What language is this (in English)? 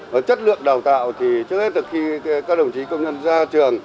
Vietnamese